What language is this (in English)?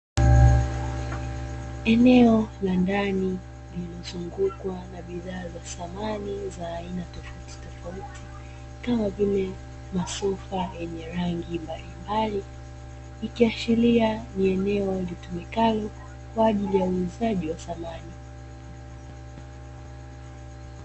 Swahili